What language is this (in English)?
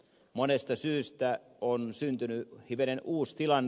Finnish